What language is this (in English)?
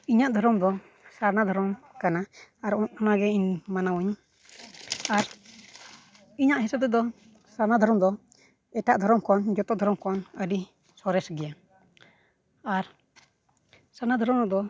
Santali